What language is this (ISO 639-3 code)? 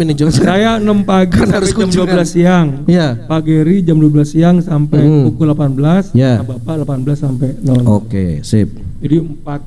ind